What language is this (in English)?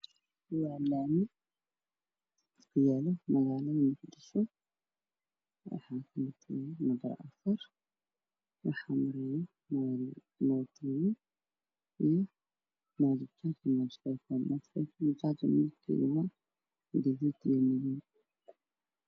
Somali